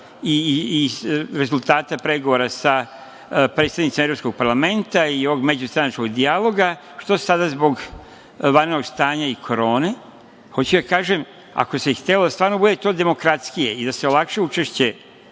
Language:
Serbian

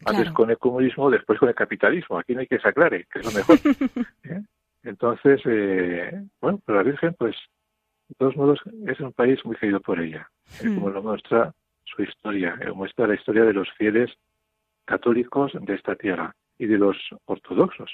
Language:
Spanish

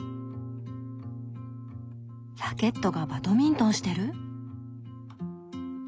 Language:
Japanese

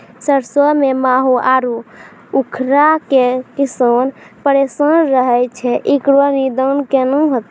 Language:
Maithili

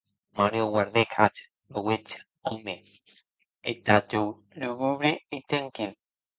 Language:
Occitan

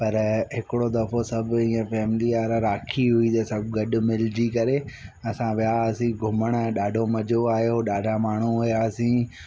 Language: Sindhi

